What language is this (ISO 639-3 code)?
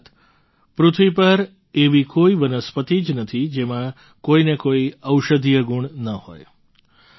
guj